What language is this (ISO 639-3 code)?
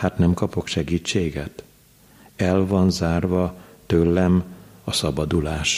hun